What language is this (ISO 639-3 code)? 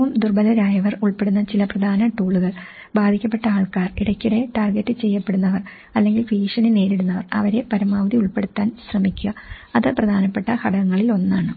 mal